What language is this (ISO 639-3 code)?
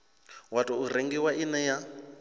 ven